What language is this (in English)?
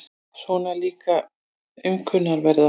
Icelandic